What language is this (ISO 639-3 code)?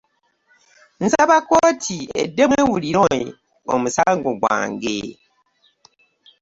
lug